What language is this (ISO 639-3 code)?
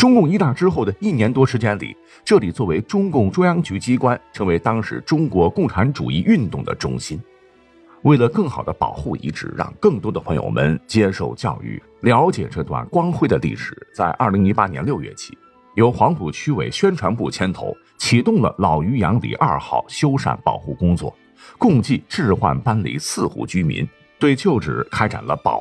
zho